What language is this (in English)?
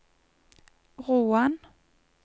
Norwegian